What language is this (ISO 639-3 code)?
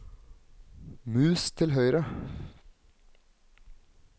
nor